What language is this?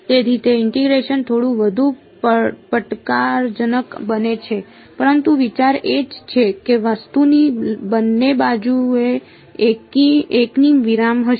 Gujarati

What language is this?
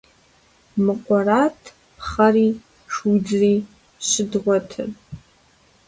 Kabardian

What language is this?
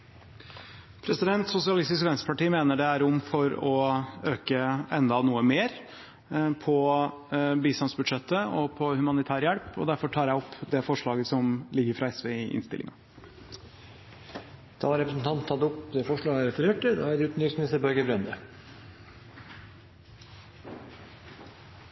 Norwegian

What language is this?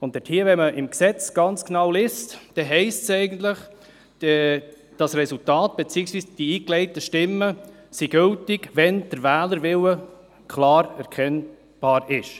Swiss German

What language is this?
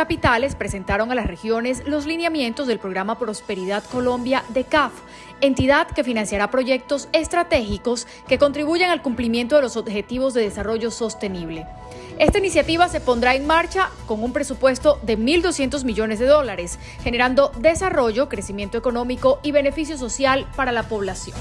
Spanish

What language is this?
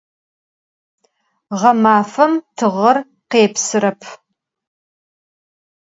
Adyghe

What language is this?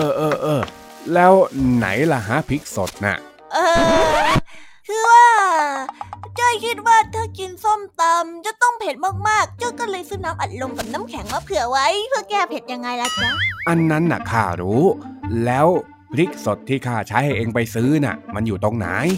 Thai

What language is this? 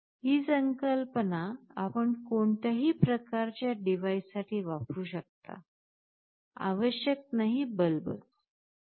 Marathi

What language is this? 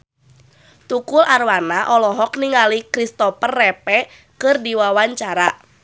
Sundanese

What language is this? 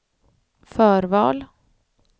Swedish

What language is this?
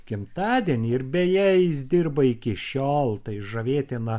Lithuanian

